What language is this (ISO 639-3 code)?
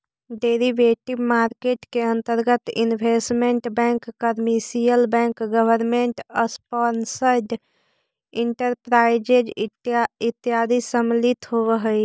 mag